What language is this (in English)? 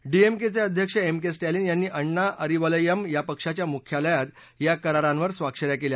Marathi